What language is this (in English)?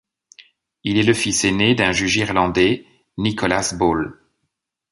French